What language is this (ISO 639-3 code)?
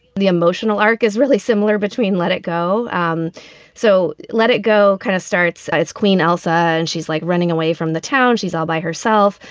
eng